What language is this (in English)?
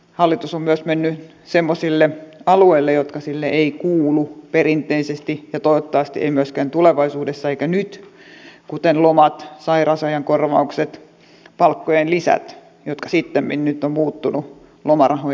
Finnish